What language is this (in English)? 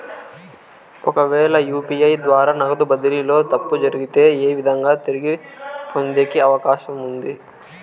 Telugu